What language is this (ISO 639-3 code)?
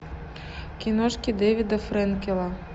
rus